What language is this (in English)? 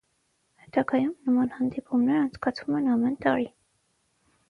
Armenian